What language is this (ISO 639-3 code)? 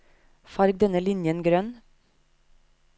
nor